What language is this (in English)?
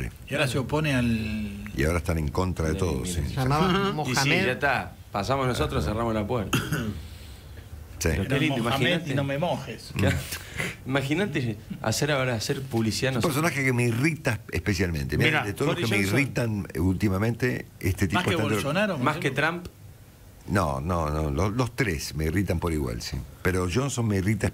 Spanish